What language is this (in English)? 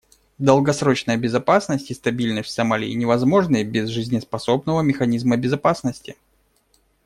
Russian